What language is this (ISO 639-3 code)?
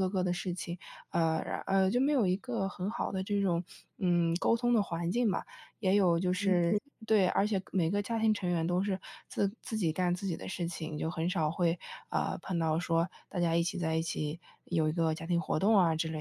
zho